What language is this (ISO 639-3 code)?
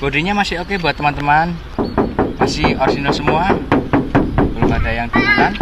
ind